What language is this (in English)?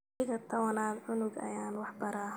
Somali